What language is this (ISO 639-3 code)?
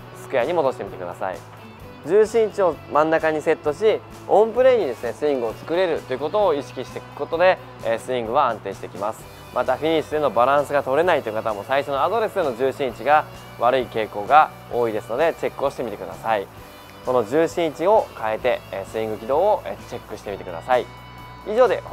jpn